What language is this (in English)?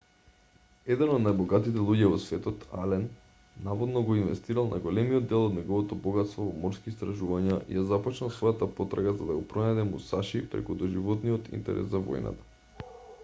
Macedonian